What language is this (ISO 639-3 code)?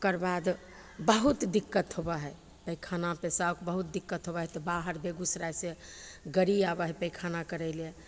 mai